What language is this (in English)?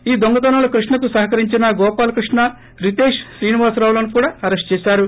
Telugu